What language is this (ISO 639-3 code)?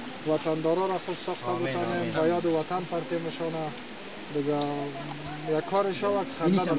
fas